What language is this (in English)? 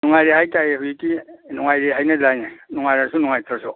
Manipuri